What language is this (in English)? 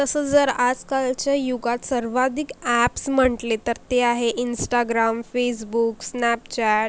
Marathi